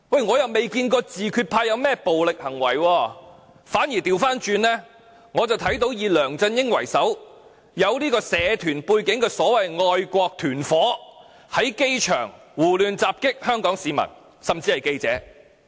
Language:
Cantonese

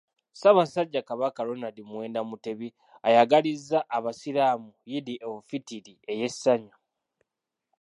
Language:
Ganda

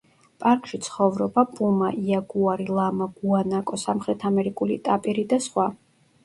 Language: Georgian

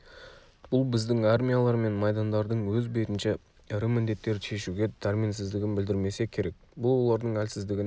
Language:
Kazakh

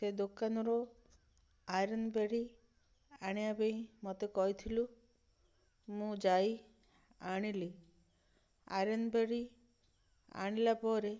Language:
Odia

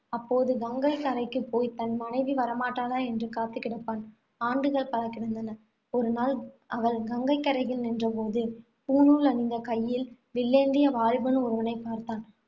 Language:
Tamil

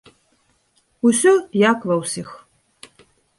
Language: Belarusian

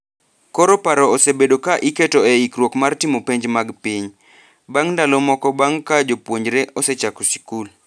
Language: Luo (Kenya and Tanzania)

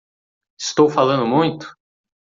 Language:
Portuguese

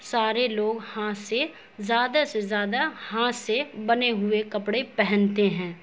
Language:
Urdu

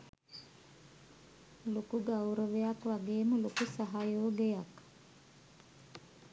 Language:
Sinhala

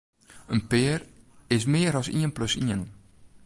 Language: Western Frisian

